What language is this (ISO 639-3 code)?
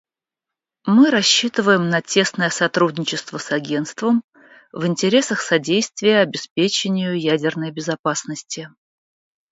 rus